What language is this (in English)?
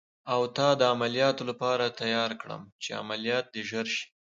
Pashto